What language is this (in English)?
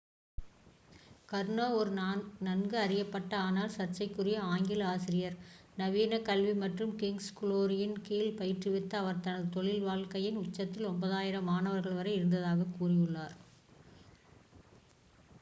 Tamil